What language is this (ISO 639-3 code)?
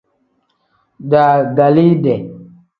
kdh